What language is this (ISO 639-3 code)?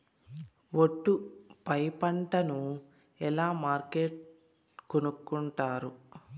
tel